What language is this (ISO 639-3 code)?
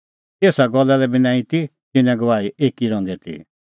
kfx